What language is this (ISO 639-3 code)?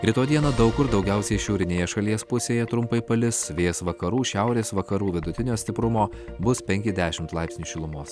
lit